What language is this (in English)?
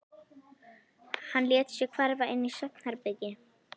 Icelandic